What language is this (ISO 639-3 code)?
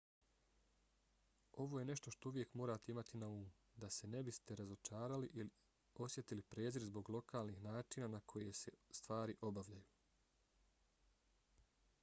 bos